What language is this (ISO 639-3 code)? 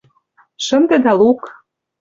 chm